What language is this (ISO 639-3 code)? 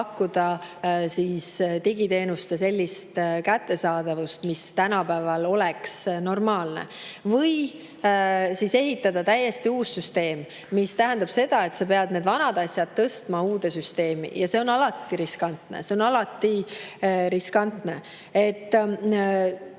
est